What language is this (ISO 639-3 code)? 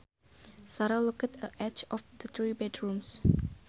sun